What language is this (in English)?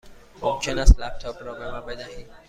Persian